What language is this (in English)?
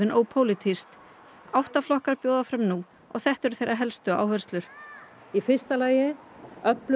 Icelandic